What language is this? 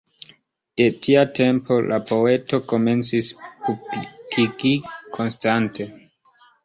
Esperanto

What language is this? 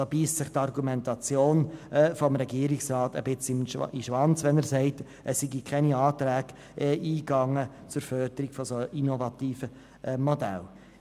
Swiss German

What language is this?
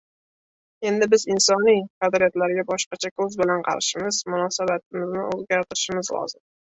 Uzbek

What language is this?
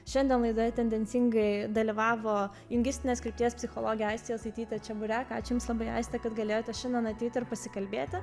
Lithuanian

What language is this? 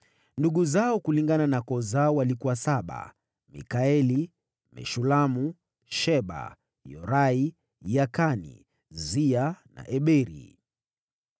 Swahili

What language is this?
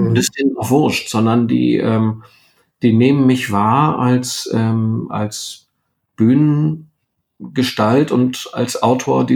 German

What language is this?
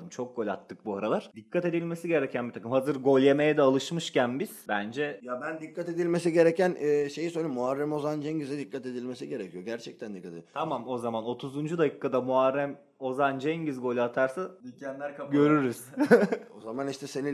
Turkish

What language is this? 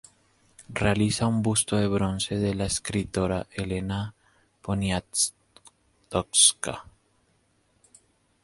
Spanish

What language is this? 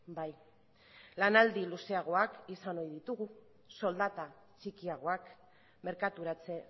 Basque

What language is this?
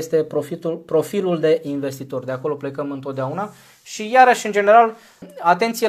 Romanian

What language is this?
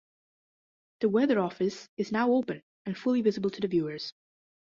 English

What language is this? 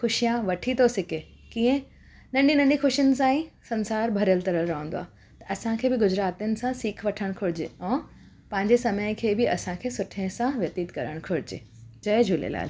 Sindhi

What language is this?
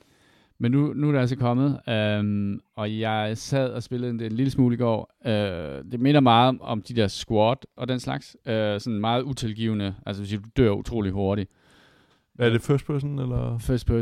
Danish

